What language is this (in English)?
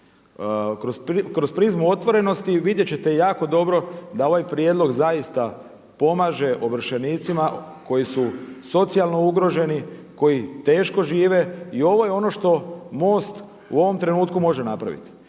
Croatian